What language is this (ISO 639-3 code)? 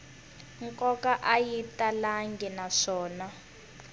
tso